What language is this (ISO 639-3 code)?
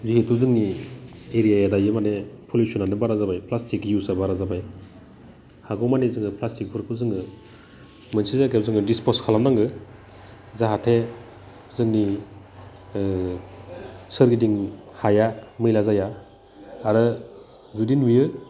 brx